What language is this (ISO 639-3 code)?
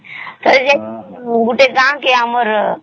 ori